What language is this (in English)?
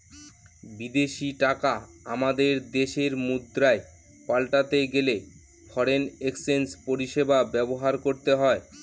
Bangla